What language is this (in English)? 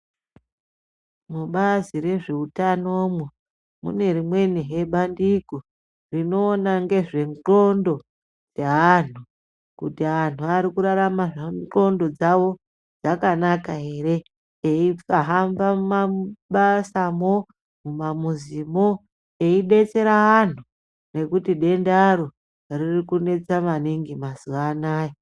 Ndau